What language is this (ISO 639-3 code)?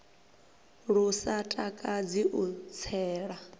ven